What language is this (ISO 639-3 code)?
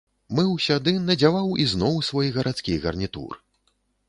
bel